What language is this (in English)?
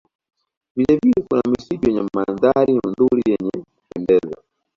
Swahili